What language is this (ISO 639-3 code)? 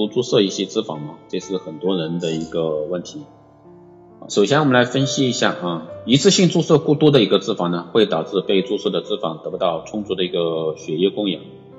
zho